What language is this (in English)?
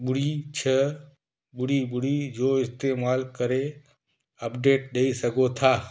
Sindhi